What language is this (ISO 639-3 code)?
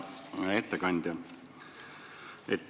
est